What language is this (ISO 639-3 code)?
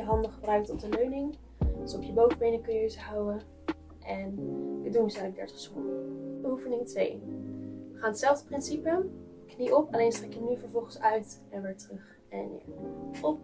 nld